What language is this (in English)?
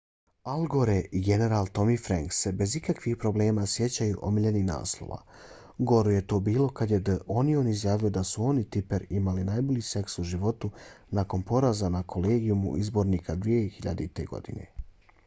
Bosnian